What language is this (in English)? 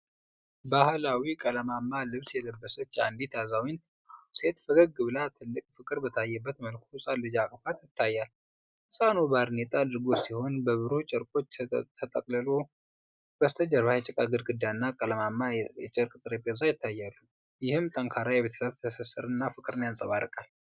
Amharic